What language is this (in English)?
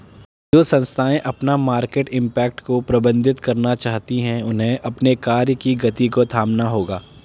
Hindi